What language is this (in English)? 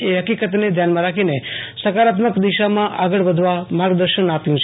Gujarati